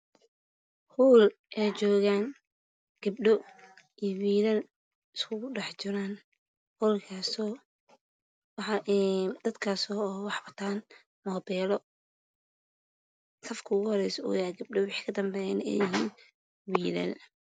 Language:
Somali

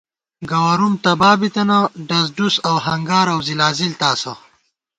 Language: Gawar-Bati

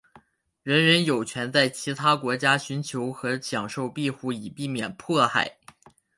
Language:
Chinese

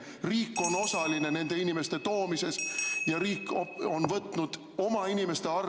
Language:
Estonian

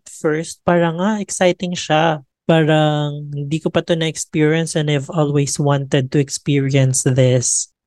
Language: Filipino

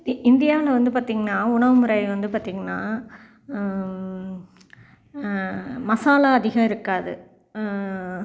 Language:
Tamil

